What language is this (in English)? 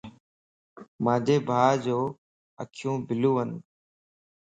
Lasi